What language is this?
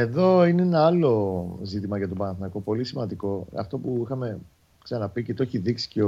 Greek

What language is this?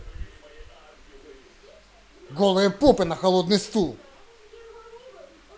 Russian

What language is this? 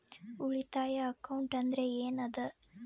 Kannada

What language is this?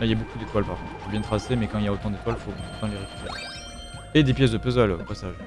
French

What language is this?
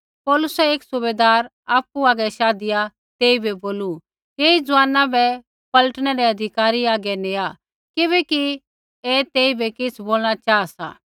Kullu Pahari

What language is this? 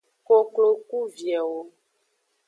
Aja (Benin)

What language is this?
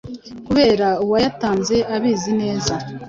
Kinyarwanda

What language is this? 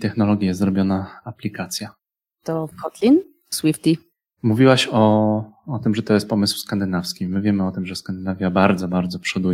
Polish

